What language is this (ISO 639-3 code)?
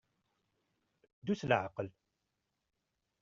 kab